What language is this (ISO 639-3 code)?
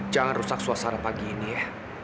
ind